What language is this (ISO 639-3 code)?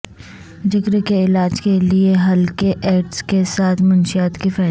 urd